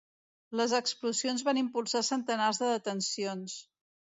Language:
Catalan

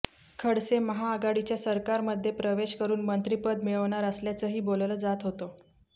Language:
Marathi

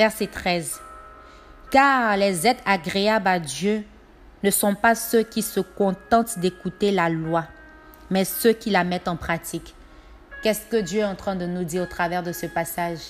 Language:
French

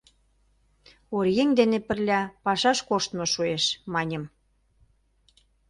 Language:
Mari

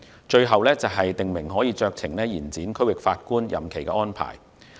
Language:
Cantonese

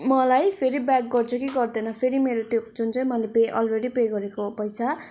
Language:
Nepali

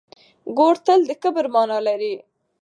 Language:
Pashto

